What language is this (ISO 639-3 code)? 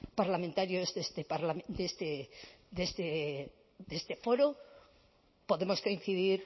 spa